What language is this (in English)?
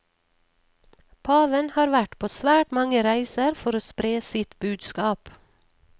Norwegian